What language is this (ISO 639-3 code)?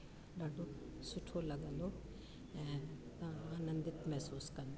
snd